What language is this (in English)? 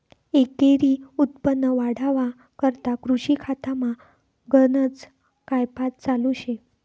Marathi